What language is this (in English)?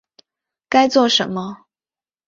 Chinese